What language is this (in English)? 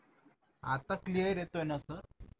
Marathi